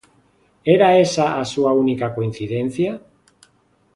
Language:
Galician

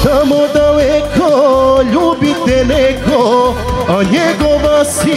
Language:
Romanian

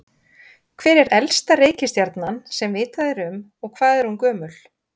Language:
Icelandic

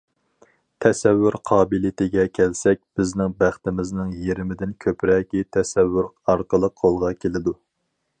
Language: Uyghur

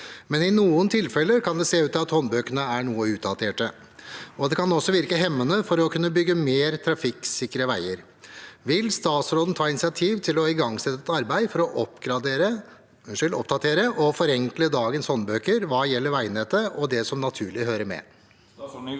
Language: Norwegian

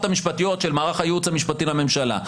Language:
Hebrew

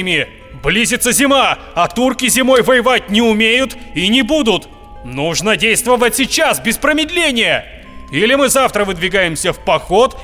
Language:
Russian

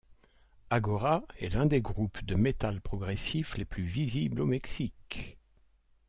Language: French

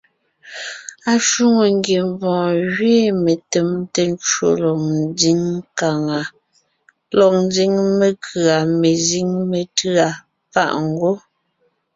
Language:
Ngiemboon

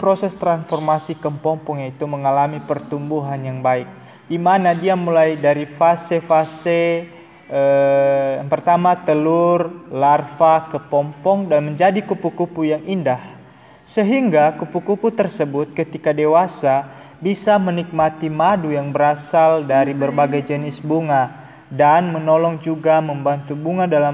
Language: Indonesian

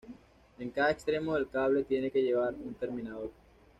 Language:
Spanish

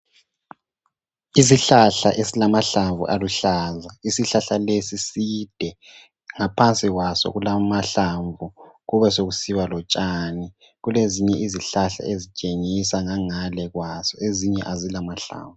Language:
North Ndebele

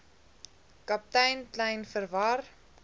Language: Afrikaans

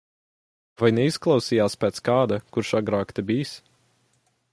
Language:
Latvian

